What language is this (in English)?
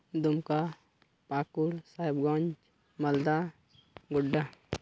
Santali